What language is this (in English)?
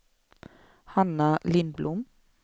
Swedish